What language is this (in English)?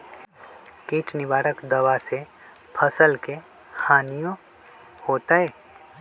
Magahi